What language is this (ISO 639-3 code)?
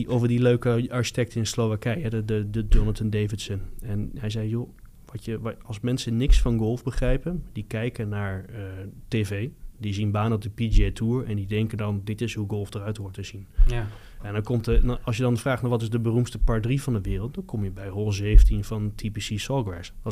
nld